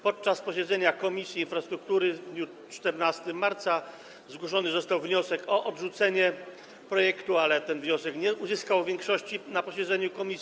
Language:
Polish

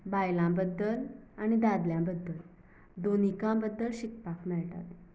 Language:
Konkani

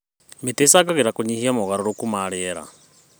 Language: Kikuyu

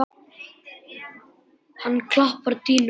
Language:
Icelandic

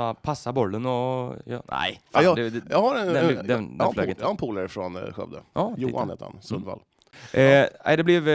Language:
Swedish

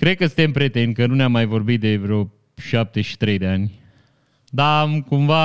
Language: Romanian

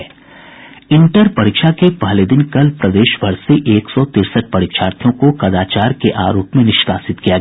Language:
Hindi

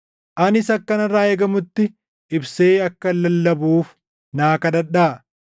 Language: Oromo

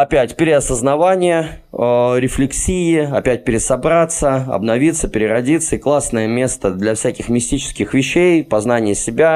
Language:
Russian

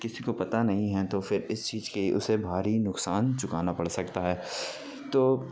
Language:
Urdu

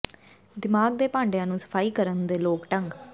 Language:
Punjabi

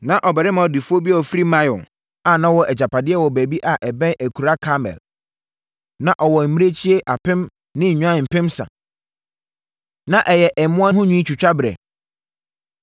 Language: Akan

